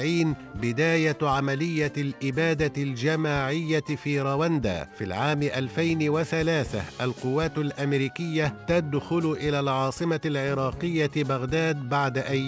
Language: Arabic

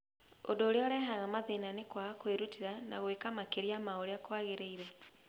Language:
Kikuyu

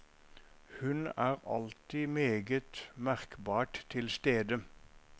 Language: Norwegian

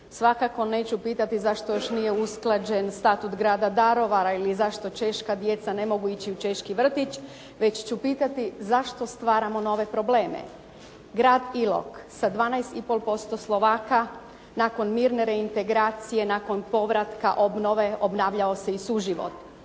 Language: Croatian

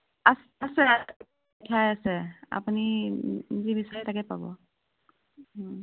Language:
Assamese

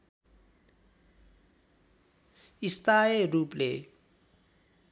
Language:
Nepali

